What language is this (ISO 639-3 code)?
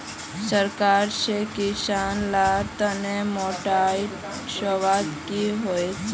mag